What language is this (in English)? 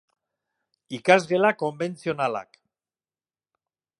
Basque